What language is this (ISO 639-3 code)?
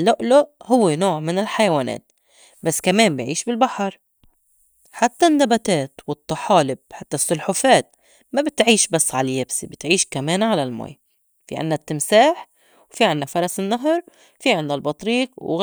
apc